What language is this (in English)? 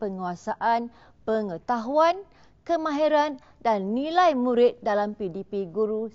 Malay